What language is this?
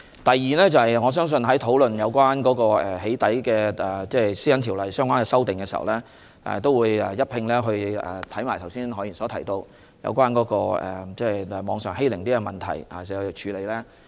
Cantonese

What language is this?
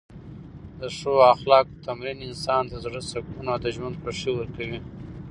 Pashto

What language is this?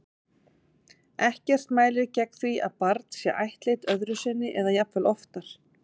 Icelandic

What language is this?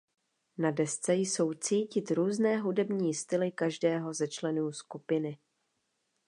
Czech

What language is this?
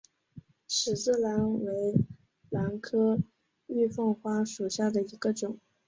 Chinese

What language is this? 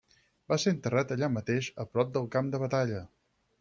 Catalan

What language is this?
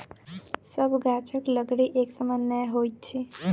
Maithili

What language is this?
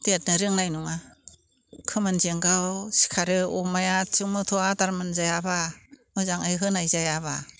Bodo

